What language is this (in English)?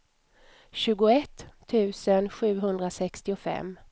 Swedish